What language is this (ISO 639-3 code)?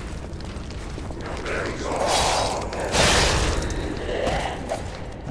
ita